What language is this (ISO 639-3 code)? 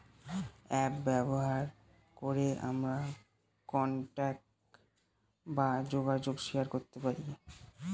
ben